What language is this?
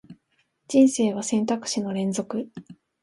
Japanese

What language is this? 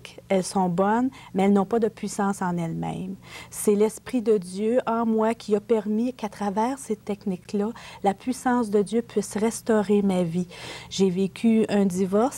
French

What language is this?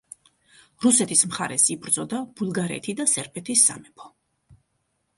Georgian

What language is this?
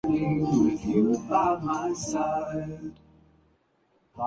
Urdu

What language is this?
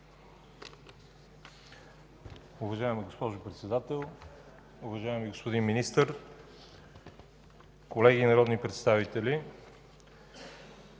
Bulgarian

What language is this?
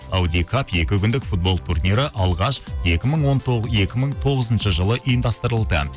Kazakh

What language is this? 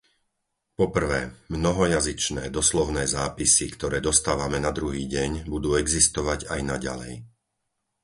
Slovak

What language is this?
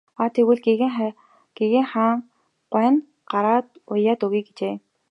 Mongolian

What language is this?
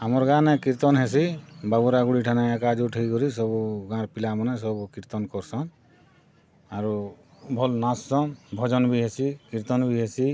Odia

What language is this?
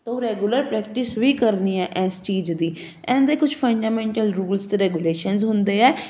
Punjabi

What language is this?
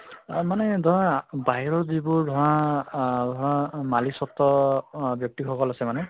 Assamese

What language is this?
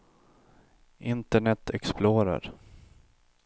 Swedish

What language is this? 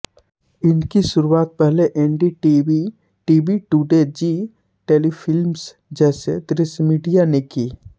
Hindi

